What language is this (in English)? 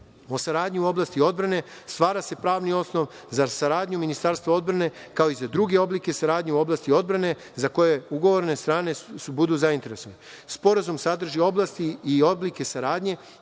Serbian